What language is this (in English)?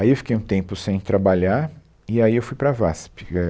Portuguese